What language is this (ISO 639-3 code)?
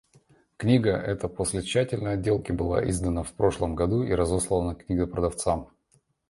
rus